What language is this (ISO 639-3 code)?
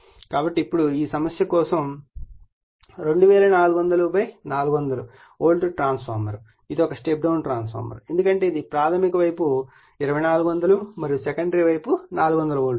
tel